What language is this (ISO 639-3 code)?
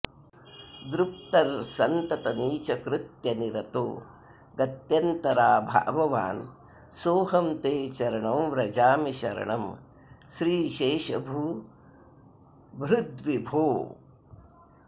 san